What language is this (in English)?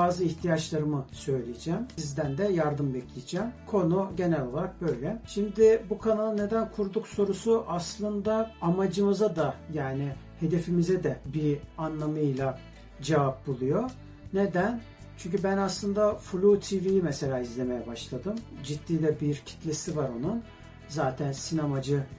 Turkish